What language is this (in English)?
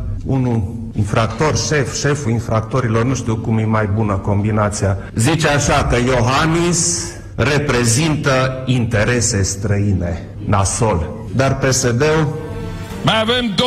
Romanian